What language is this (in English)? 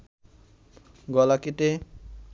Bangla